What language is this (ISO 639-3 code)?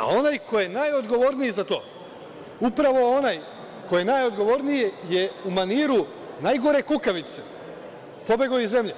srp